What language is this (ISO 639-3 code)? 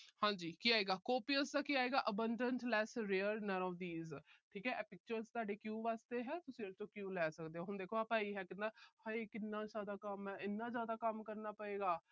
pan